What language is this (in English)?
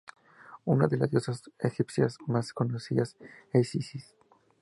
Spanish